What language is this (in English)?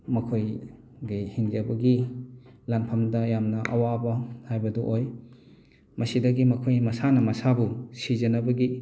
Manipuri